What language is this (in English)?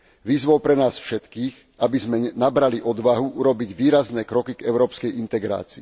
Slovak